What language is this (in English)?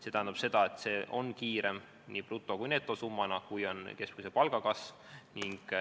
Estonian